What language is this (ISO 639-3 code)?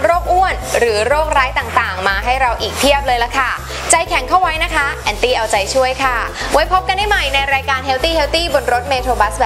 tha